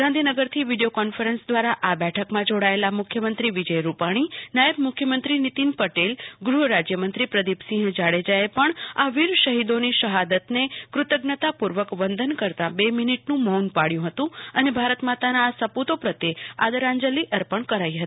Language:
Gujarati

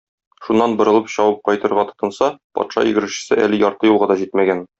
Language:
Tatar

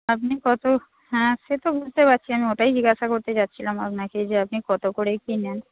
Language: Bangla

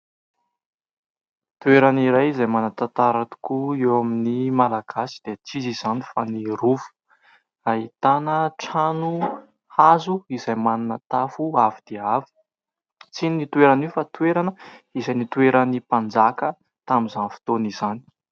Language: Malagasy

